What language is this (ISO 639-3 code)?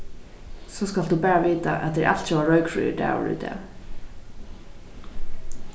fao